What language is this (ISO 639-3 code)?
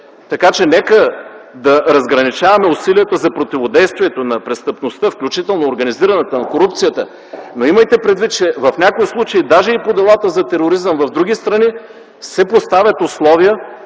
bul